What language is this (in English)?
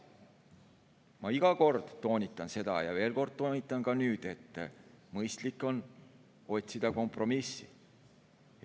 Estonian